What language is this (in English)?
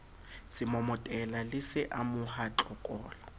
Southern Sotho